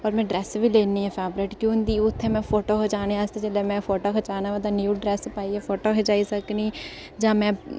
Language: Dogri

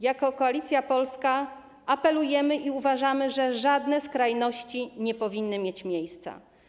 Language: Polish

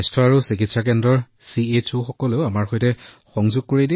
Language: Assamese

